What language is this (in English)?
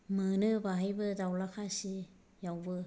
Bodo